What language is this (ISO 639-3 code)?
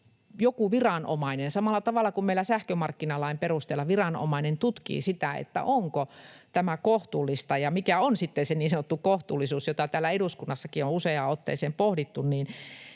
fin